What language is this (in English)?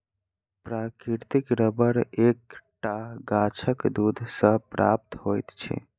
Maithili